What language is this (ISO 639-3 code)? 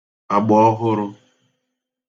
ibo